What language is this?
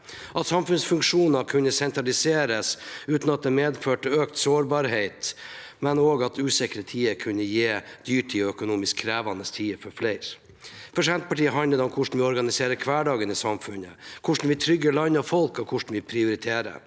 Norwegian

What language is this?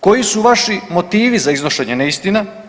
Croatian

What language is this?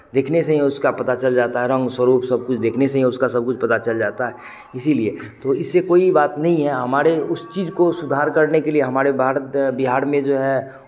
Hindi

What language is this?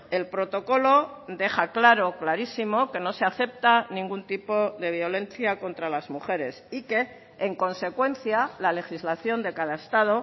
Spanish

